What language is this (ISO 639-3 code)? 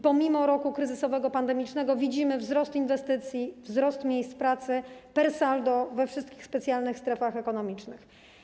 pol